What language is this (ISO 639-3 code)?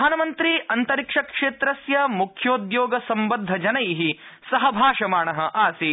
san